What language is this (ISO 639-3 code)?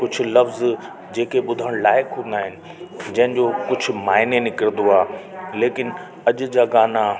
snd